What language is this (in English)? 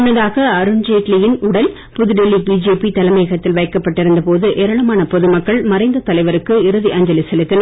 Tamil